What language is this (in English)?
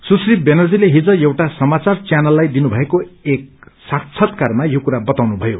Nepali